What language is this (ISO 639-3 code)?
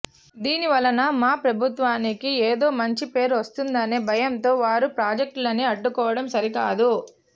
tel